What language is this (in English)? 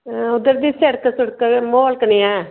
Dogri